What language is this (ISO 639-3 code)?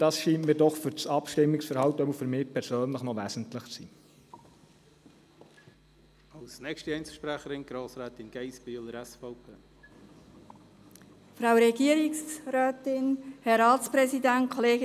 gsw